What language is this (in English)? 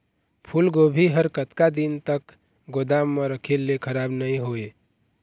Chhattisgarhi